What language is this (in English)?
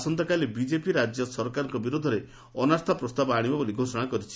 Odia